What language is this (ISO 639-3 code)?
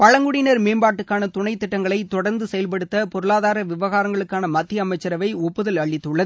tam